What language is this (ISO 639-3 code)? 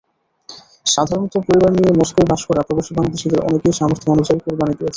ben